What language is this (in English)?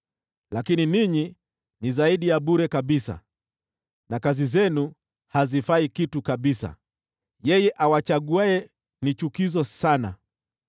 Swahili